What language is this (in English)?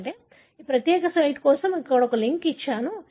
Telugu